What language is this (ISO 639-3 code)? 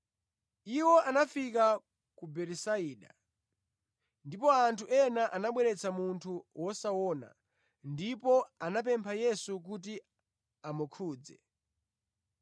nya